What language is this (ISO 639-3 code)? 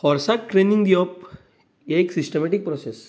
kok